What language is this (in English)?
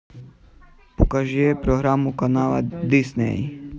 Russian